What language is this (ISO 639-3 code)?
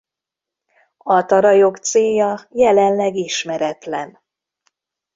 hun